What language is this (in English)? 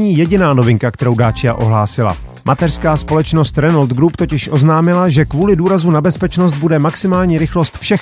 Czech